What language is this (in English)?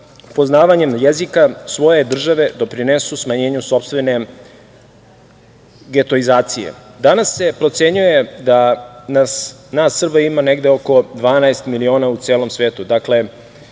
Serbian